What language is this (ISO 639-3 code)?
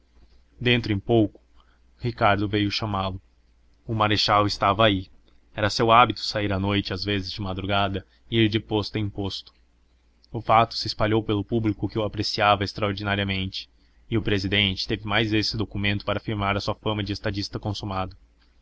por